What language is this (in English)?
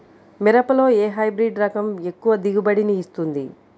Telugu